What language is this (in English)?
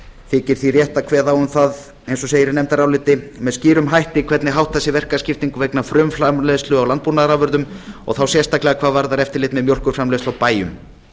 Icelandic